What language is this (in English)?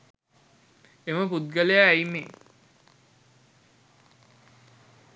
Sinhala